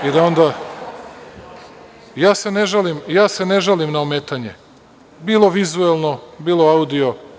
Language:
Serbian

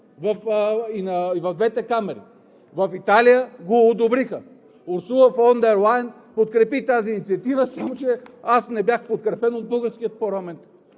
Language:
Bulgarian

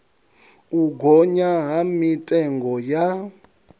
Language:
Venda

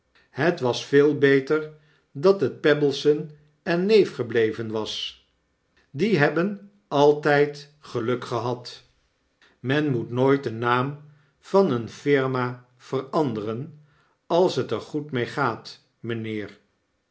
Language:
Dutch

